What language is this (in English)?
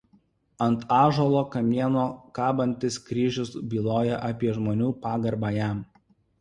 Lithuanian